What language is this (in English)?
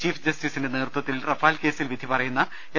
Malayalam